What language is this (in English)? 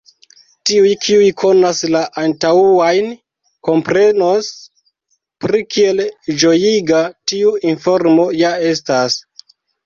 Esperanto